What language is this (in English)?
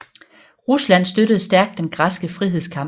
Danish